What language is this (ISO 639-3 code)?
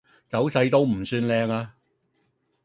yue